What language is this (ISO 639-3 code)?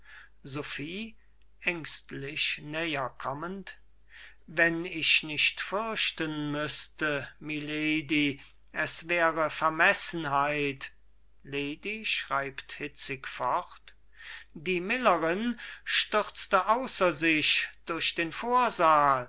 deu